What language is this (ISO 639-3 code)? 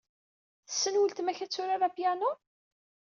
kab